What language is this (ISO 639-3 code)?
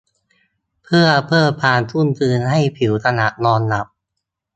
tha